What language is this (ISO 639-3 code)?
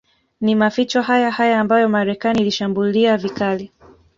swa